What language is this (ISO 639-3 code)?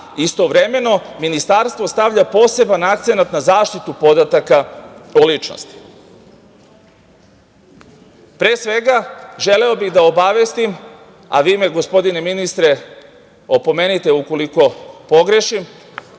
srp